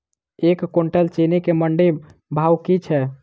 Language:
Maithili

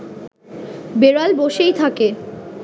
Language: Bangla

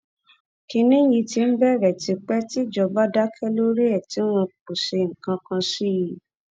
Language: Yoruba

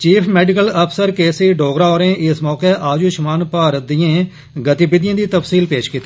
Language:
Dogri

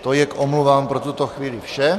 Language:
Czech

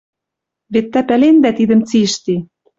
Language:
Western Mari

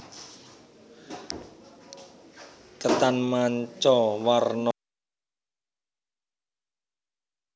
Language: Javanese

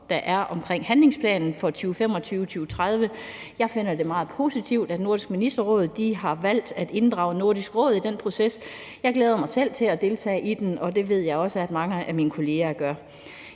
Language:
Danish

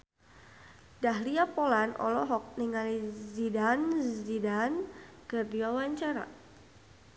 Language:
Sundanese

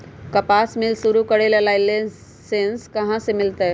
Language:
Magahi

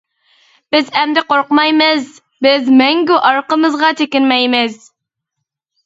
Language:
Uyghur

